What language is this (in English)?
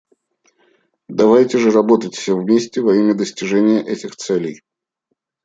Russian